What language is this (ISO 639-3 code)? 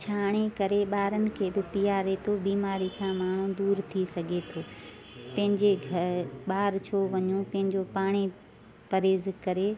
snd